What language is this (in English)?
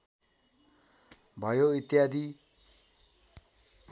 Nepali